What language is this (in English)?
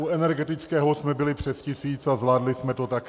Czech